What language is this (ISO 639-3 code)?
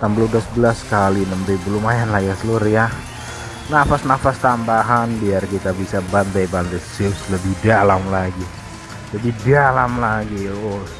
ind